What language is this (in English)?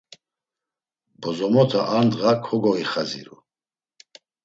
Laz